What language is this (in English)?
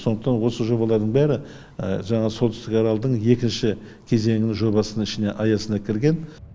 Kazakh